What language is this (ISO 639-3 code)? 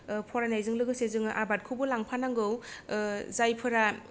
brx